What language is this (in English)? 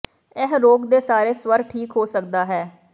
Punjabi